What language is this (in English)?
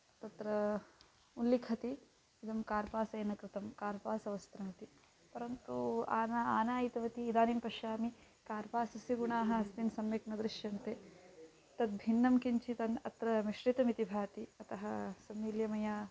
Sanskrit